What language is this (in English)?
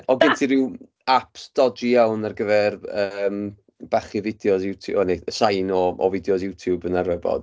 Welsh